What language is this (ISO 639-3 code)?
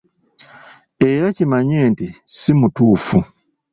lug